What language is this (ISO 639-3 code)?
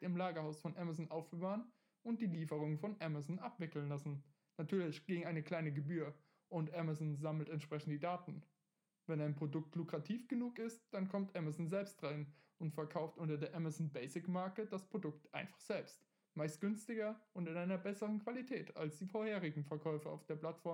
deu